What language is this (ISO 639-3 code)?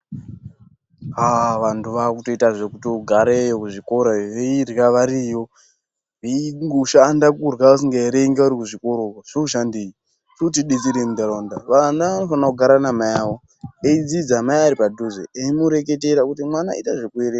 ndc